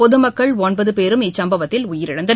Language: Tamil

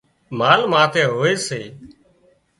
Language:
Wadiyara Koli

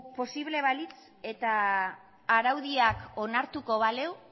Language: Basque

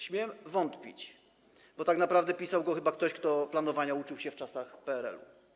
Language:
Polish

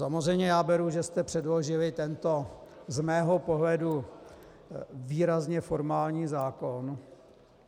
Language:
Czech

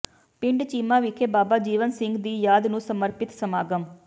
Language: Punjabi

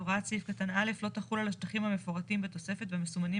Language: Hebrew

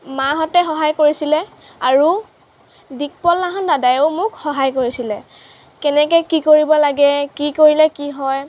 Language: Assamese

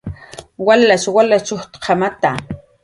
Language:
Jaqaru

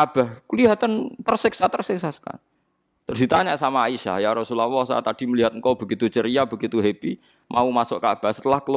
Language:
Indonesian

